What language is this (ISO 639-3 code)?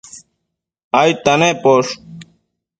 mcf